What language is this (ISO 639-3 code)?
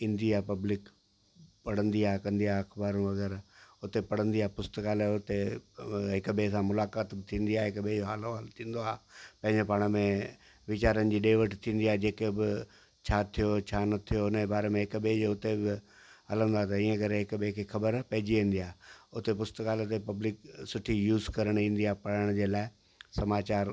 snd